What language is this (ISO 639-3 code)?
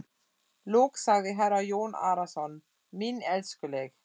isl